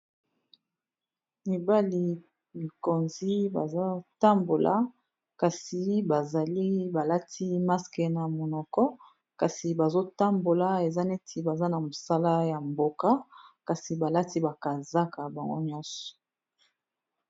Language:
Lingala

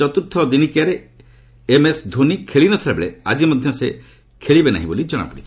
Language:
Odia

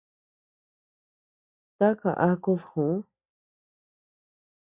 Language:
Tepeuxila Cuicatec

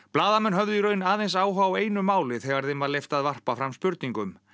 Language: Icelandic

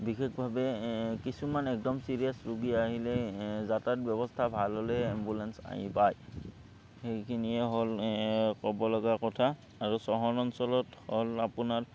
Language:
Assamese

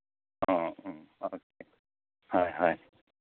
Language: Manipuri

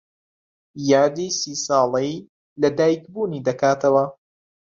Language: Central Kurdish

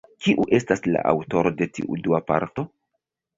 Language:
Esperanto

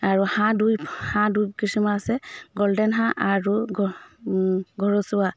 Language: Assamese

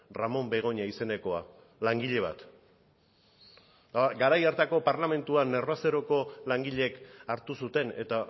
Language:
Basque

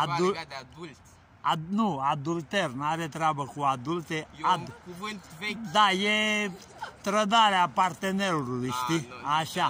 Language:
Romanian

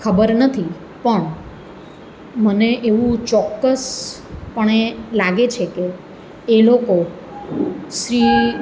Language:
Gujarati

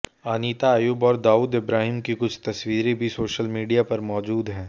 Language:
Hindi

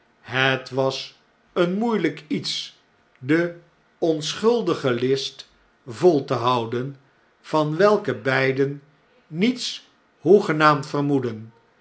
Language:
Dutch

